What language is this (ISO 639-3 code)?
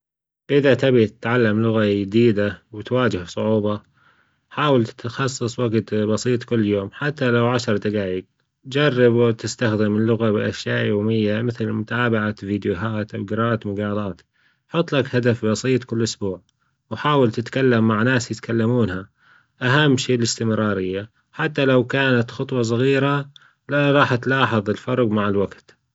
afb